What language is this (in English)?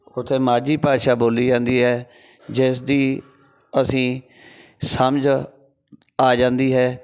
Punjabi